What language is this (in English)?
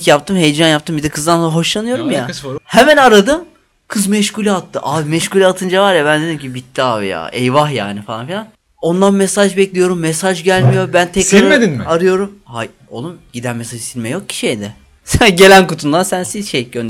Turkish